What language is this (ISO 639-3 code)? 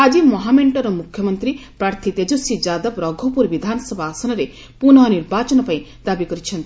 ori